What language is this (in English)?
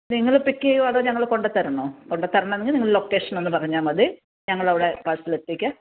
Malayalam